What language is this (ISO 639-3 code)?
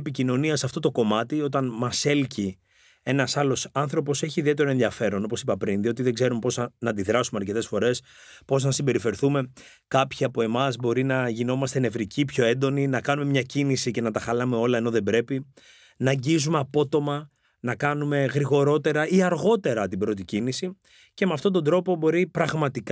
ell